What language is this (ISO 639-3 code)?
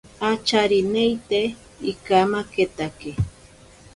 prq